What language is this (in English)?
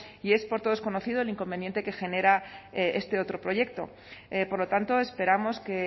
Spanish